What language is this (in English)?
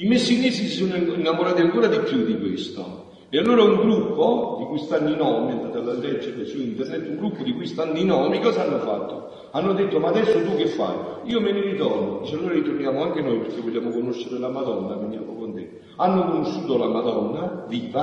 Italian